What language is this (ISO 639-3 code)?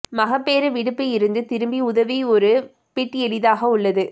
tam